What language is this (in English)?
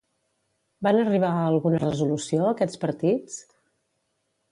Catalan